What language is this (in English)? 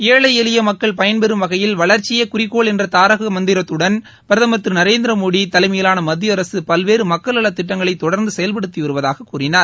Tamil